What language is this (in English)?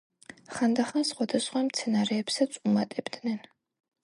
Georgian